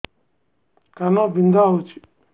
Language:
Odia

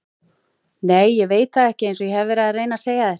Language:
Icelandic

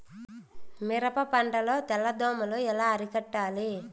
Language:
Telugu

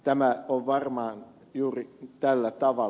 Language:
Finnish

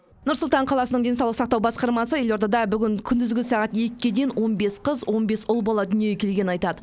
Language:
Kazakh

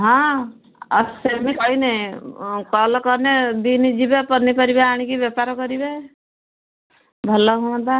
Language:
Odia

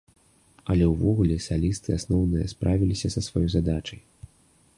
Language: Belarusian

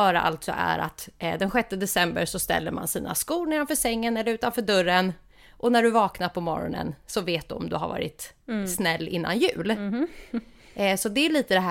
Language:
Swedish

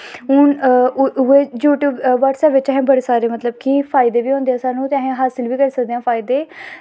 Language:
Dogri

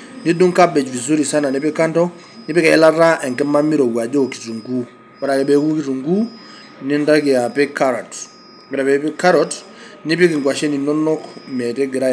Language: Masai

